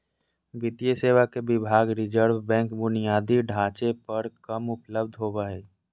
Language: Magahi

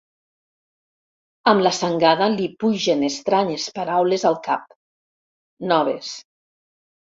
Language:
Catalan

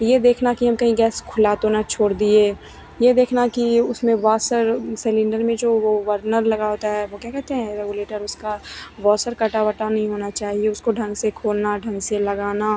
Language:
Hindi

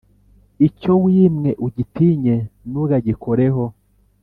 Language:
Kinyarwanda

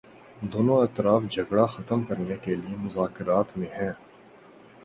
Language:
Urdu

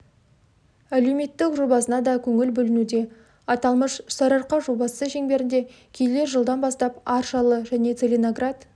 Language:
Kazakh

